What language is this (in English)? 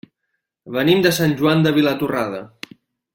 Catalan